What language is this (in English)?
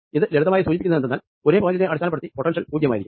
Malayalam